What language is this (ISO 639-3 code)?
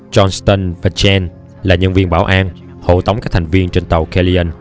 vie